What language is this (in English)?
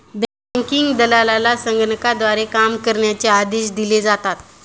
Marathi